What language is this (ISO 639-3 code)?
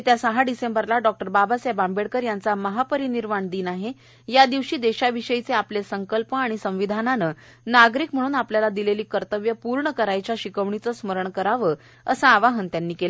mar